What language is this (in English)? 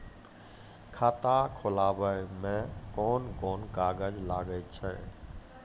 Maithili